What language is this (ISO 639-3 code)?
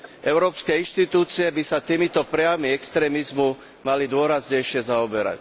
slk